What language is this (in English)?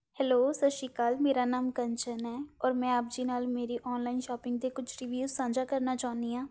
Punjabi